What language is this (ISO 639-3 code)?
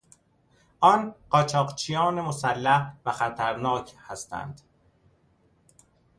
fas